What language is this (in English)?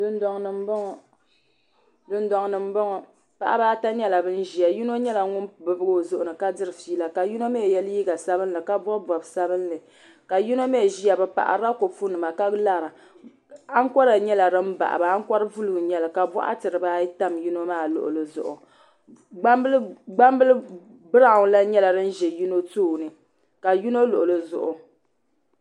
Dagbani